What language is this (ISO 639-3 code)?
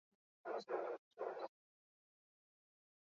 eus